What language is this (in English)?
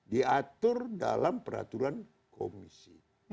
Indonesian